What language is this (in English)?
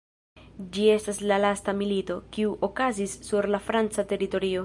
Esperanto